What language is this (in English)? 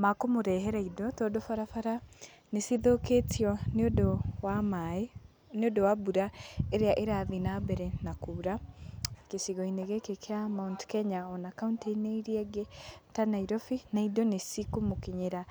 Kikuyu